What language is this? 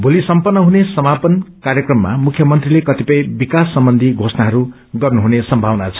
Nepali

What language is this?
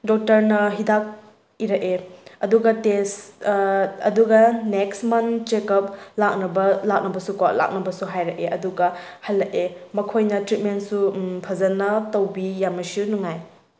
Manipuri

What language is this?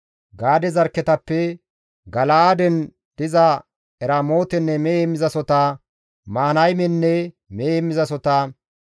Gamo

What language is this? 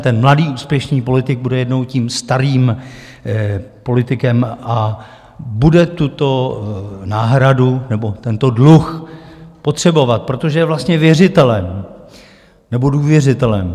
Czech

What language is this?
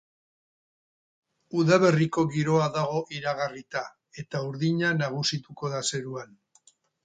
Basque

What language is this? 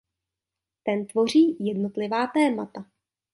Czech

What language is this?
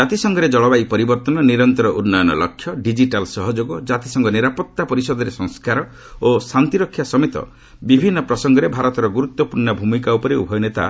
Odia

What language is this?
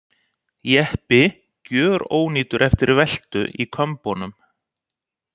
Icelandic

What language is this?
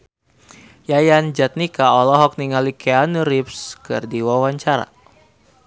Sundanese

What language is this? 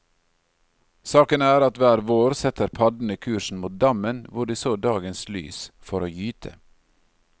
Norwegian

